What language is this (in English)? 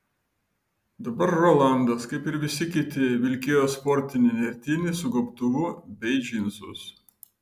Lithuanian